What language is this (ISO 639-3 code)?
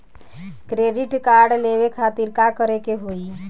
bho